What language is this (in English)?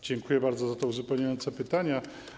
Polish